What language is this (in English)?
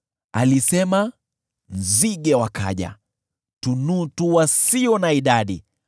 Swahili